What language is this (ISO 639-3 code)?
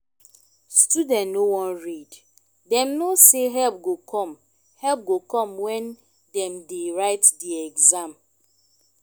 pcm